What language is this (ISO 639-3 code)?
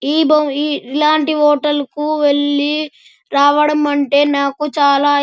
tel